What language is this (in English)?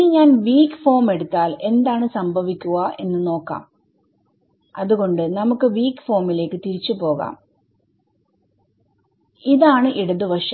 Malayalam